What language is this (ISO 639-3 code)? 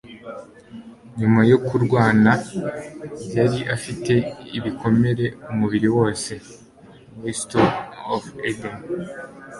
kin